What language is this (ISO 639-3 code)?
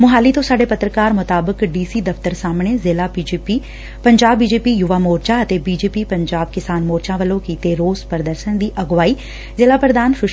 pan